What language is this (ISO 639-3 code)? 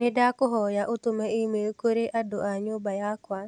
kik